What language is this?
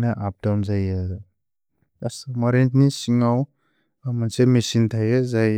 Bodo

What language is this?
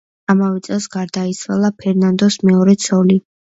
Georgian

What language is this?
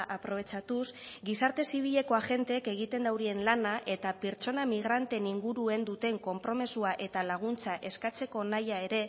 Basque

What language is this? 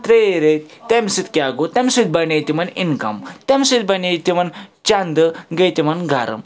Kashmiri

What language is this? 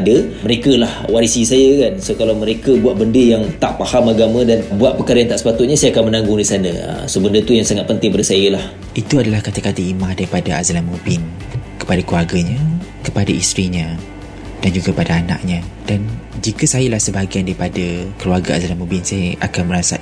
Malay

